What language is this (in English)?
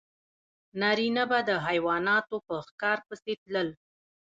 Pashto